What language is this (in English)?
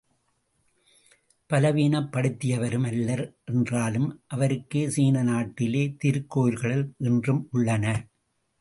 Tamil